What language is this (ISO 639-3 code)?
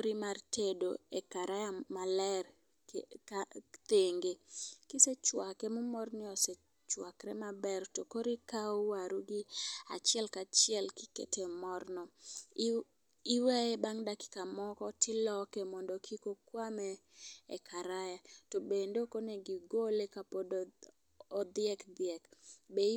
luo